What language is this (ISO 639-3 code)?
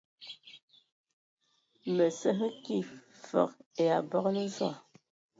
ewo